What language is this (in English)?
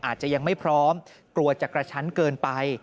Thai